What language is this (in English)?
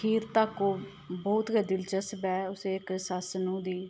Dogri